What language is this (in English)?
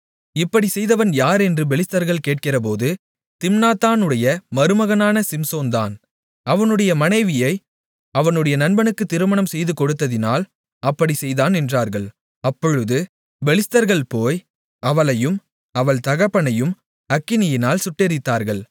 Tamil